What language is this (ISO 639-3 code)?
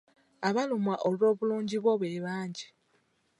lug